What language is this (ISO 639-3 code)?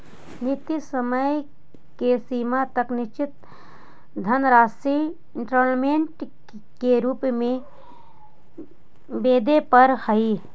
mag